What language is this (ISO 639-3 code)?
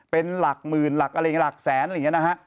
tha